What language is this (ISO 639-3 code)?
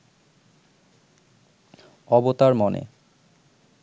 ben